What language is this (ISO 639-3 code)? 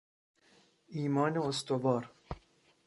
fas